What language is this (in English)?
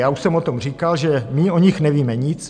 Czech